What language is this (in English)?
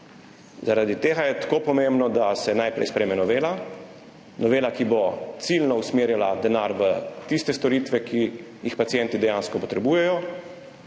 Slovenian